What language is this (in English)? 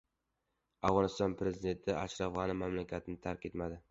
Uzbek